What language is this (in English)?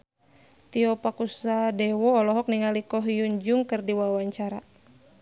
Sundanese